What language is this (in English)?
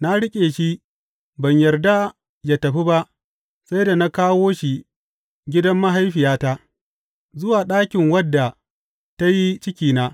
Hausa